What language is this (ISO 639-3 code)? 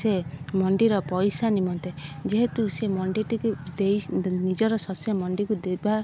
ori